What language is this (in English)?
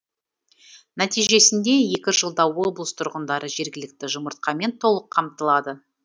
Kazakh